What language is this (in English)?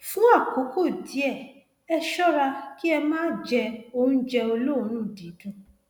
Yoruba